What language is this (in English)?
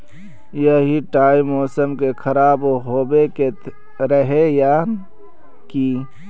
Magahi